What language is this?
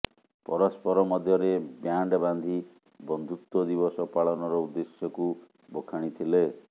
Odia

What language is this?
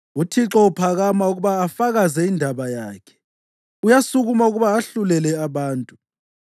North Ndebele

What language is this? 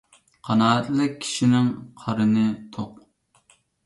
Uyghur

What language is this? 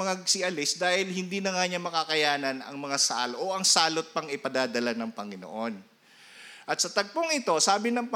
Filipino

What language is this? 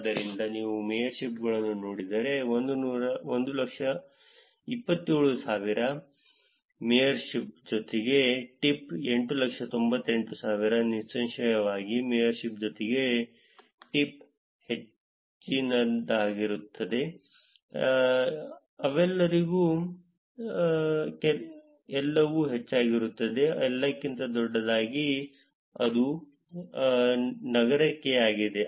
Kannada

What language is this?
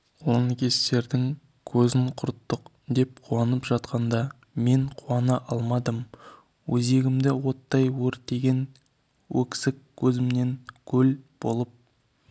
Kazakh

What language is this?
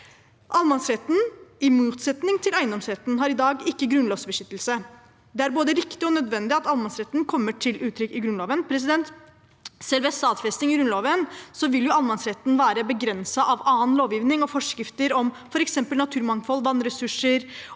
Norwegian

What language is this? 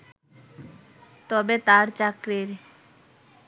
Bangla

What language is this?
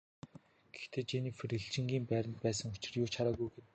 Mongolian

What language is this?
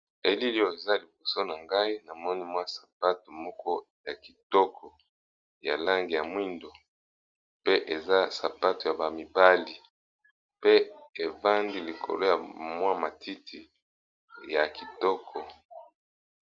Lingala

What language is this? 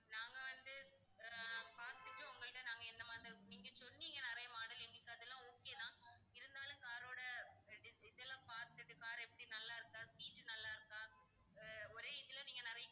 Tamil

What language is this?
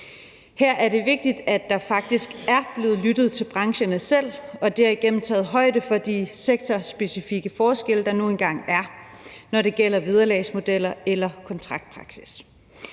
Danish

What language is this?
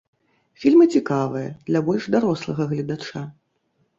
Belarusian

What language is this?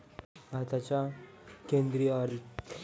Marathi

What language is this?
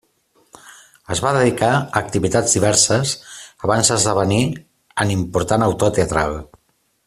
Catalan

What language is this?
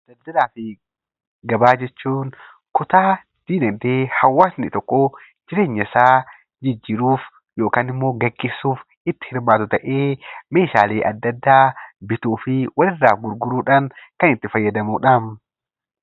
Oromo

